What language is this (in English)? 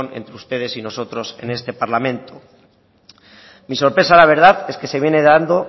Spanish